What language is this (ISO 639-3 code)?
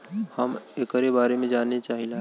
bho